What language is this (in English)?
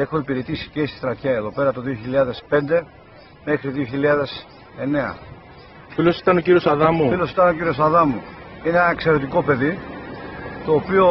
Greek